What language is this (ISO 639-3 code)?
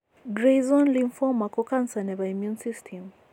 kln